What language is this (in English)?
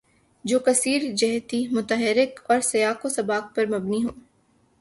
Urdu